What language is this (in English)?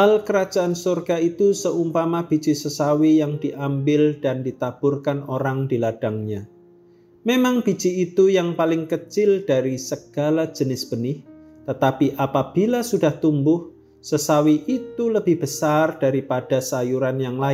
Indonesian